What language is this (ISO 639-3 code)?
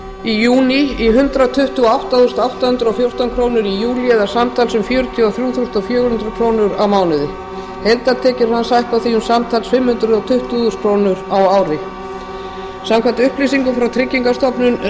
isl